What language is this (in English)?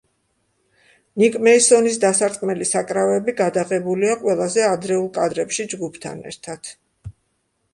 Georgian